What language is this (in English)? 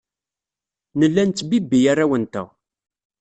Kabyle